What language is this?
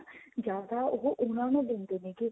Punjabi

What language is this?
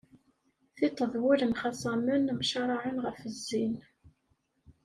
Kabyle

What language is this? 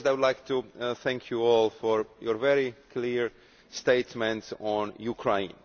English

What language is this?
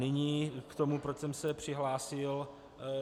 Czech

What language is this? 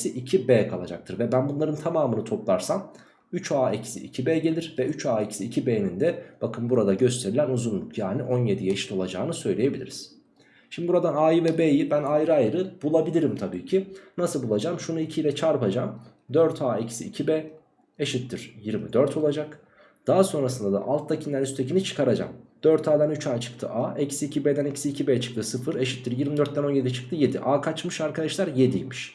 Turkish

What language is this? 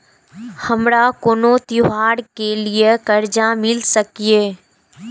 Maithili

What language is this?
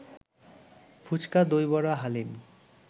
Bangla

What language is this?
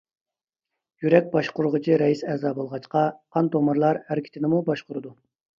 Uyghur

